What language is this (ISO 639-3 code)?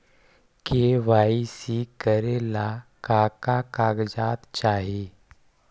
mag